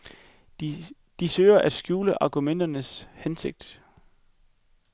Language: Danish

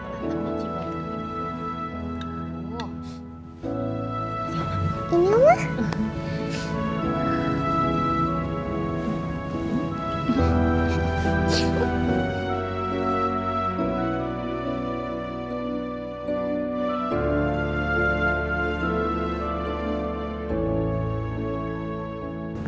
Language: Indonesian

